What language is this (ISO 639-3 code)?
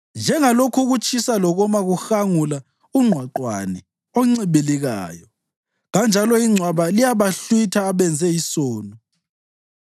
nde